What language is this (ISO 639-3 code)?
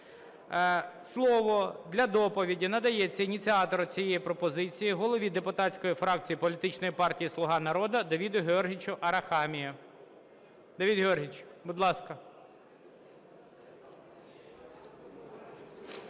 ukr